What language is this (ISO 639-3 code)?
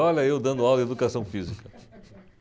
por